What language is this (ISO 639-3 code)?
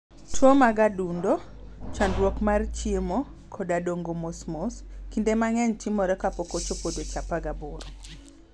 luo